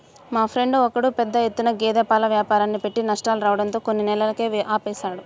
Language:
Telugu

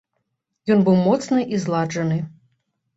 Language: Belarusian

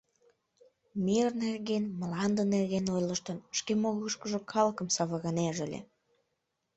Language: Mari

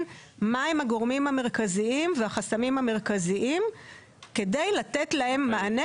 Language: Hebrew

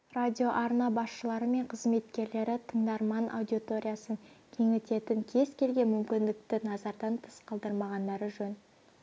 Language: Kazakh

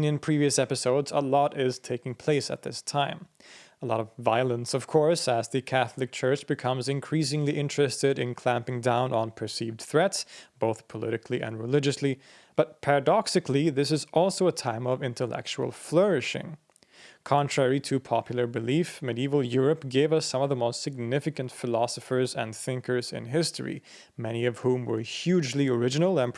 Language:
English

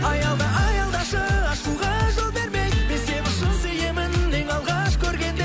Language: Kazakh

